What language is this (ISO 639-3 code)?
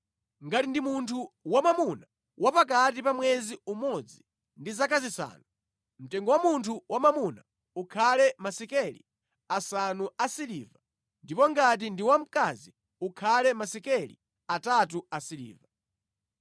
nya